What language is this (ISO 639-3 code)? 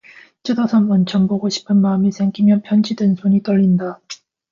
kor